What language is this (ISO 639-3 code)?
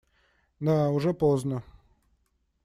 rus